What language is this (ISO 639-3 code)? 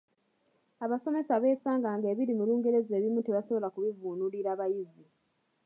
lug